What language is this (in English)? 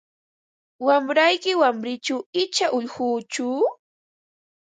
Ambo-Pasco Quechua